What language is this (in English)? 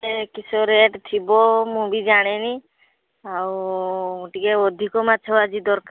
Odia